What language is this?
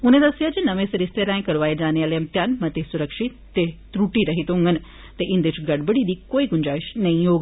Dogri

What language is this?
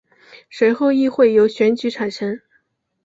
Chinese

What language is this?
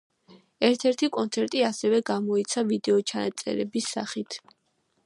Georgian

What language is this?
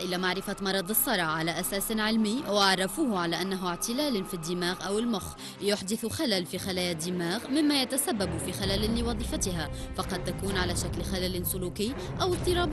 Arabic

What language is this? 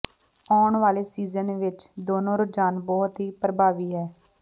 Punjabi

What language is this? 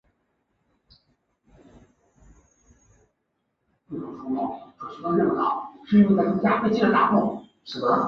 Chinese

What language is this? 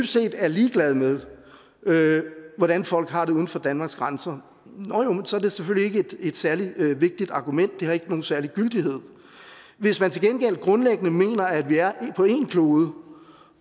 Danish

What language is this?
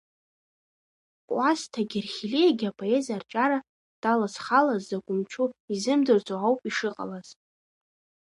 Abkhazian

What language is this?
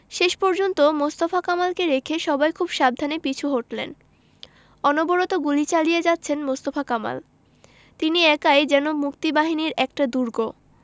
Bangla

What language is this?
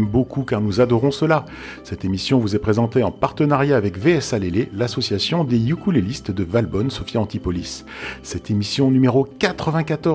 French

